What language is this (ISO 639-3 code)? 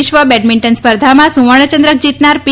guj